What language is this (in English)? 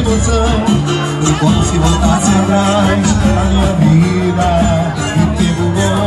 Arabic